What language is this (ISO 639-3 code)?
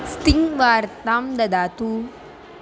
san